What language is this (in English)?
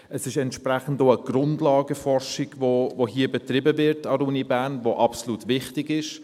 Swiss German